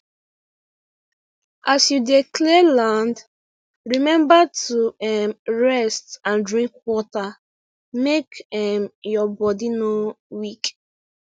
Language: Nigerian Pidgin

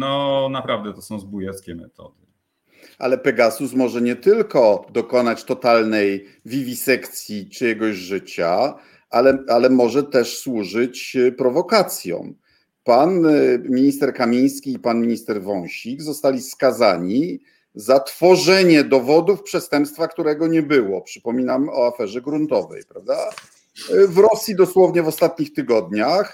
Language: Polish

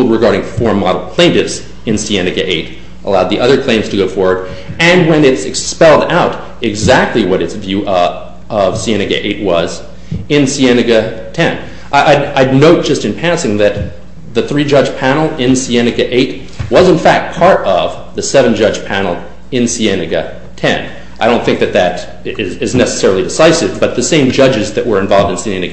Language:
English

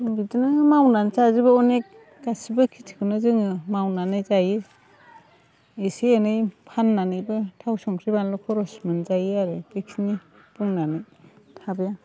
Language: Bodo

